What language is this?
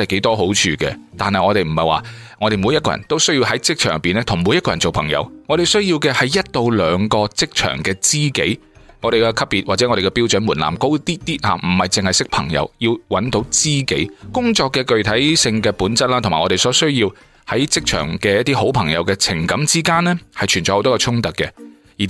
Chinese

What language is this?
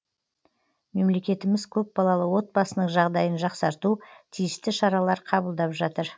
Kazakh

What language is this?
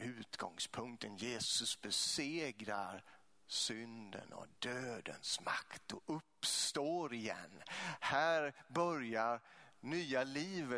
Swedish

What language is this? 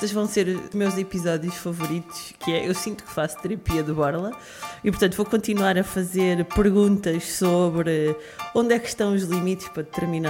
Portuguese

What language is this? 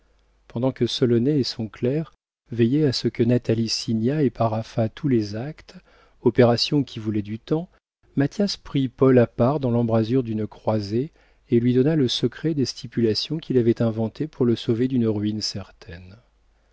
French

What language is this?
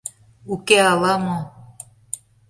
Mari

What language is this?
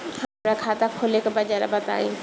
Bhojpuri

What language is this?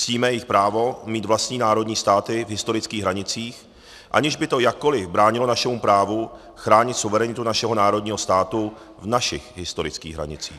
Czech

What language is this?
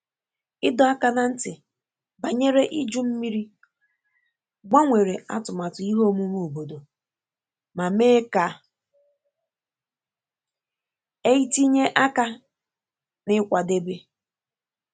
Igbo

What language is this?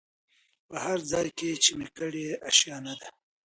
Pashto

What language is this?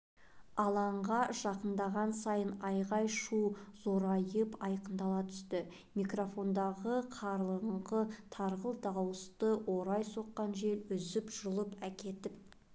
Kazakh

